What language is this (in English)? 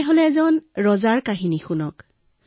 Assamese